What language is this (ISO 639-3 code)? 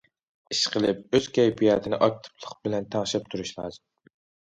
uig